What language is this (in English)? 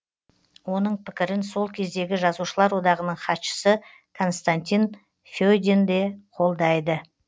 Kazakh